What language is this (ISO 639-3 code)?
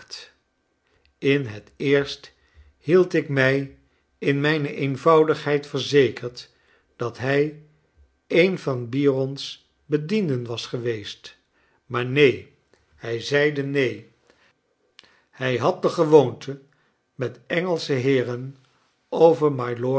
nld